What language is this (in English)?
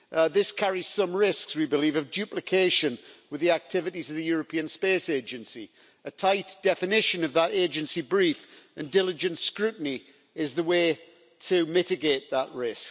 English